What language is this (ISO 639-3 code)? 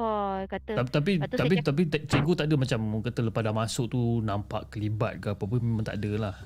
msa